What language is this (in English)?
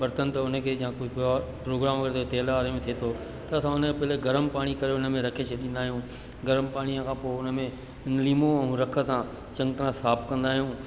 Sindhi